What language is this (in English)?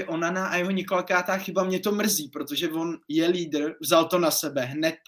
Czech